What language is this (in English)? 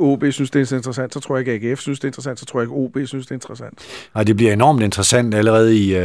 Danish